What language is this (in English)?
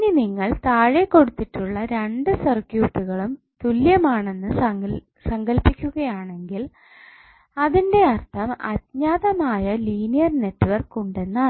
Malayalam